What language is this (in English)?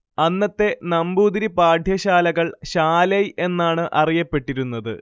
Malayalam